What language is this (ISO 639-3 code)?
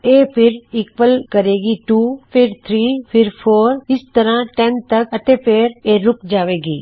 pan